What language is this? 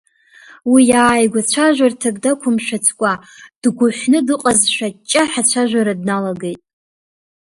Abkhazian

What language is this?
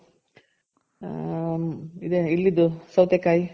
Kannada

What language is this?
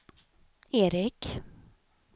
Swedish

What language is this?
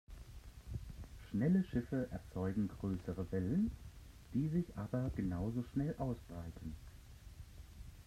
German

